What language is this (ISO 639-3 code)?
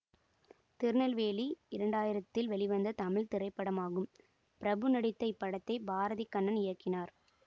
tam